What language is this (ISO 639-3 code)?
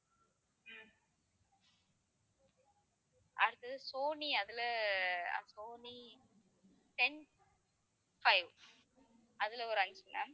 tam